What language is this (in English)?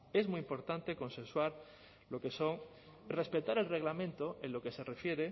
Spanish